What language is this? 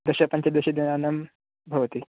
Sanskrit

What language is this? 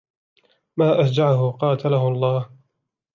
Arabic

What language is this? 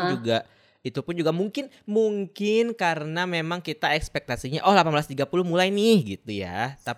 Indonesian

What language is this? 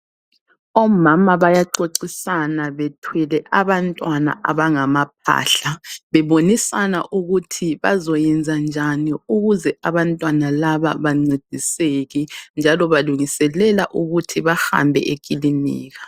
North Ndebele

